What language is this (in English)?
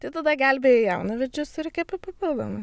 Lithuanian